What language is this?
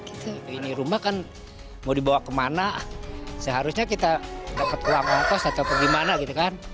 Indonesian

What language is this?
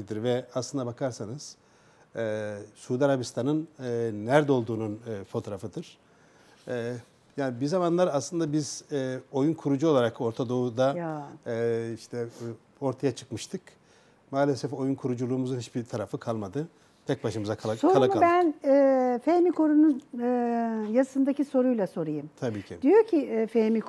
Turkish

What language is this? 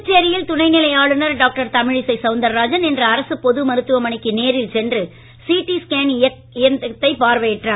Tamil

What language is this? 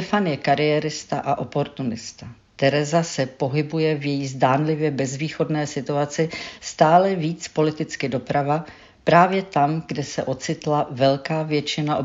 Czech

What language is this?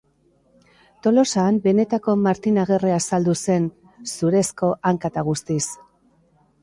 Basque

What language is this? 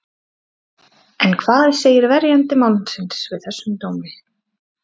Icelandic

